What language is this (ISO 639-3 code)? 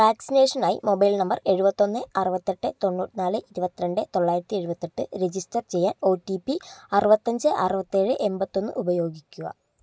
mal